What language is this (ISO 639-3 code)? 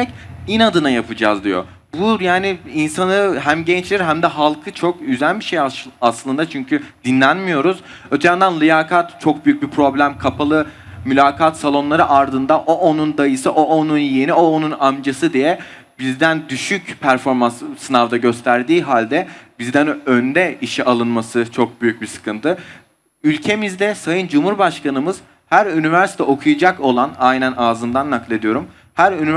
tur